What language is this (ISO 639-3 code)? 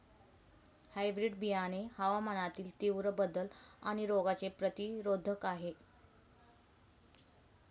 mar